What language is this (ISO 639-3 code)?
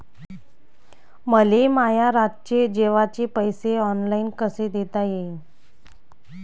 mar